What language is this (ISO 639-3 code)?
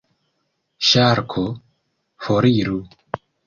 epo